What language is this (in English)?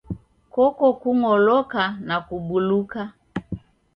Taita